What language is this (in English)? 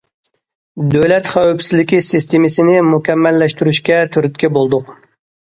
Uyghur